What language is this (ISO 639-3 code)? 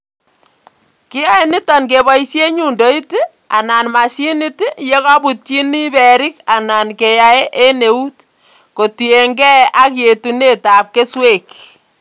kln